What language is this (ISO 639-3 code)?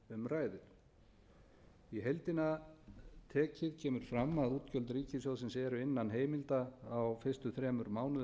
isl